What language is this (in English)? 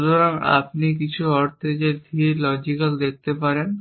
Bangla